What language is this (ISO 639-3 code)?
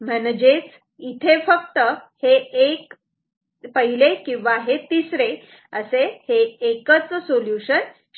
mar